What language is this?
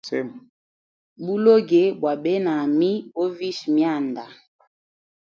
Hemba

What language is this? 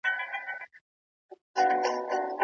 Pashto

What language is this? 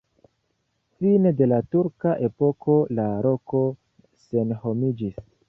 Esperanto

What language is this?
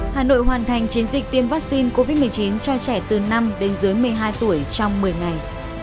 Vietnamese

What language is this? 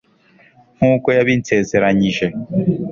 Kinyarwanda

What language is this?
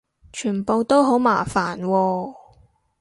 Cantonese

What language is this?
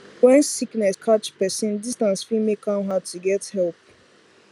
Nigerian Pidgin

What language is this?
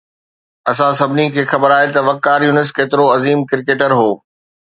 Sindhi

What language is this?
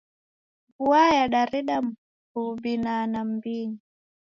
Taita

